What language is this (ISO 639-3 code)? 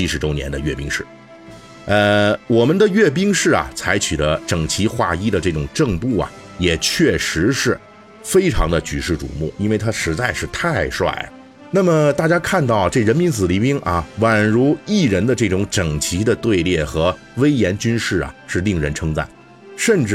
zho